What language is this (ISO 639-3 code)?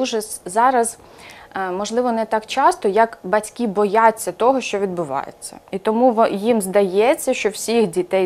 ukr